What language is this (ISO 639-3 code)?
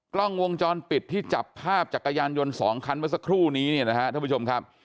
tha